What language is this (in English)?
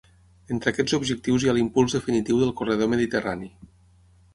Catalan